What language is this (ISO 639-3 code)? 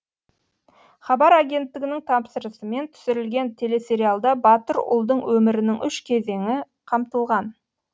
kaz